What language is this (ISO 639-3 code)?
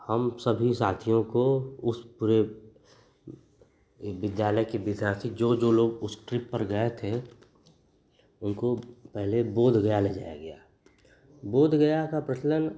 hin